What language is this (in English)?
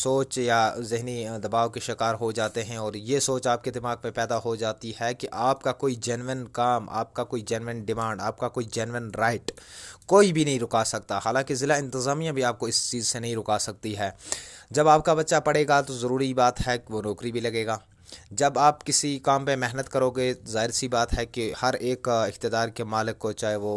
Urdu